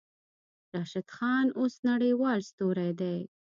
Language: Pashto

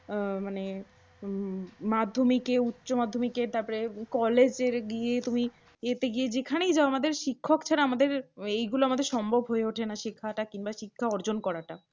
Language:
Bangla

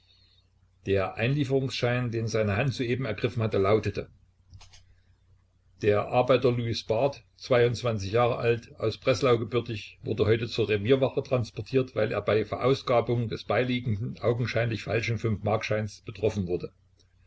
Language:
German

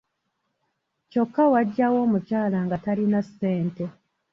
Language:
Ganda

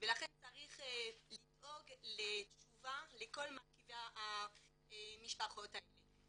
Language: Hebrew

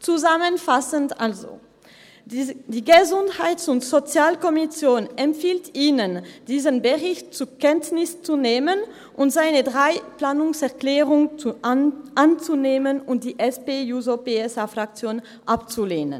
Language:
Swiss German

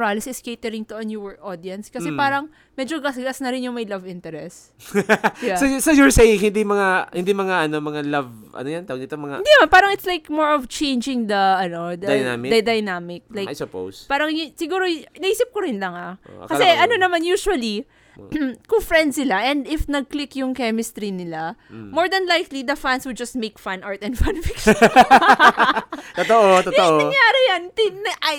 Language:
Filipino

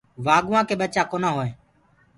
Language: Gurgula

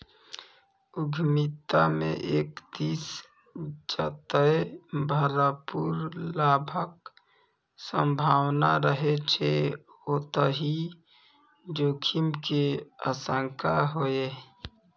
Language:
Maithili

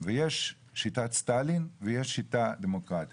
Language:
Hebrew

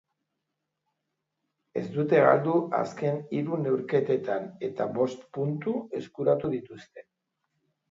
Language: Basque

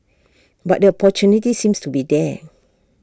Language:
English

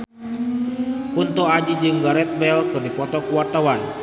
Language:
Sundanese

